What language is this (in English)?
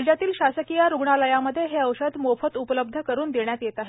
Marathi